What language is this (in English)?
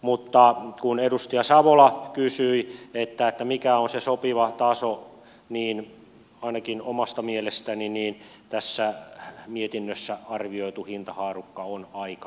Finnish